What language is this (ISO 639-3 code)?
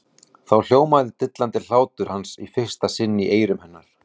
isl